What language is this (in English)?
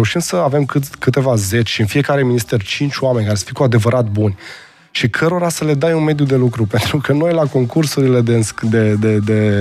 Romanian